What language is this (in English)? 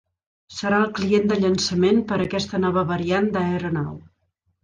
Catalan